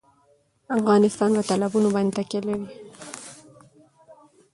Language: Pashto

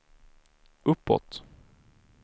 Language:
Swedish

